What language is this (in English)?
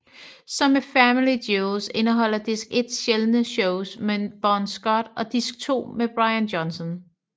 Danish